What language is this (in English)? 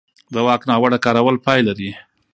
Pashto